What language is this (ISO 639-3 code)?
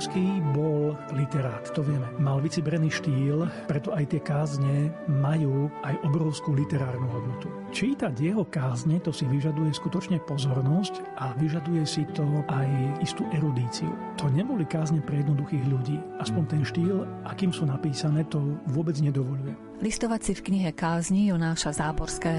slk